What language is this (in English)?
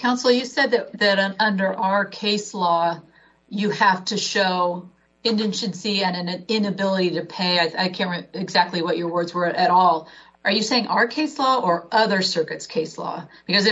English